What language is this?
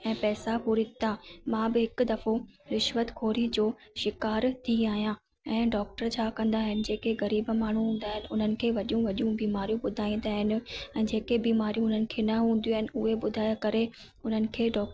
Sindhi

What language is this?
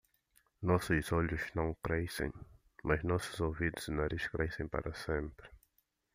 Portuguese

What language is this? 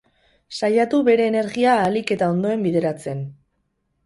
Basque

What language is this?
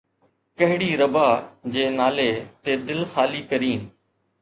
Sindhi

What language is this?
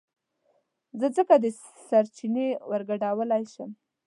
Pashto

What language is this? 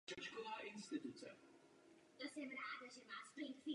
Czech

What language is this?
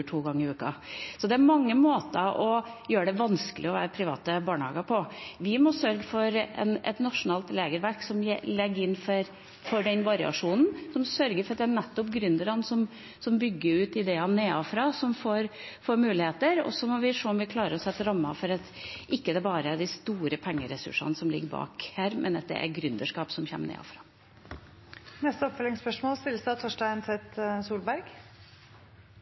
Norwegian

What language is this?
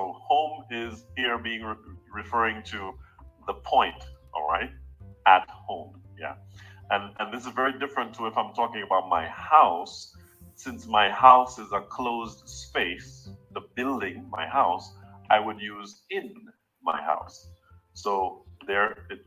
Portuguese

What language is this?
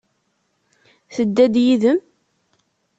Kabyle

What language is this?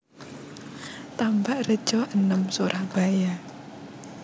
Javanese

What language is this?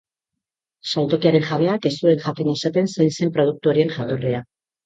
Basque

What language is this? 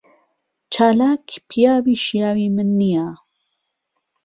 Central Kurdish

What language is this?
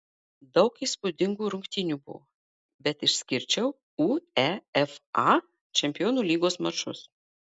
Lithuanian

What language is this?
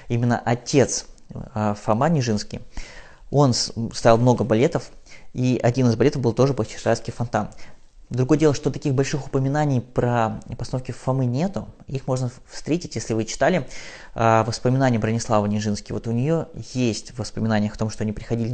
Russian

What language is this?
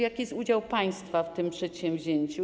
Polish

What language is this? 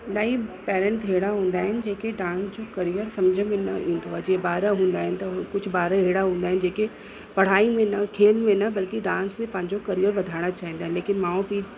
Sindhi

